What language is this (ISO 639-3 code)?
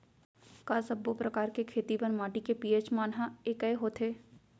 hne